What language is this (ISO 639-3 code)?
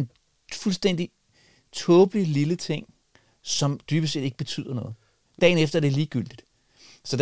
dan